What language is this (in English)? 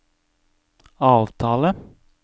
Norwegian